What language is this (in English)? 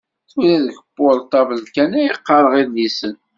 Kabyle